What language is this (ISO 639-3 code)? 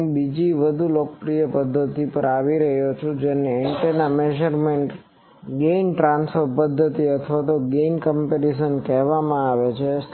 guj